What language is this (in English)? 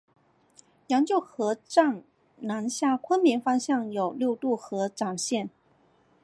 Chinese